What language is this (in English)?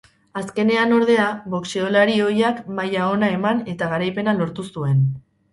Basque